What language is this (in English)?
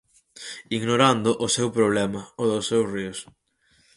Galician